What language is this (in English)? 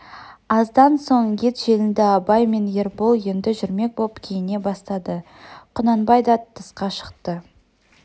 Kazakh